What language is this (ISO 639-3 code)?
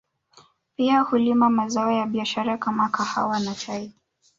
swa